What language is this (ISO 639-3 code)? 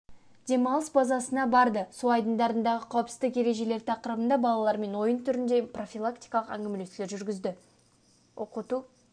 kaz